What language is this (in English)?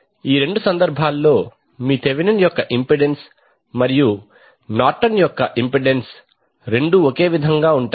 Telugu